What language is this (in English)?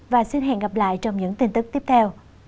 Vietnamese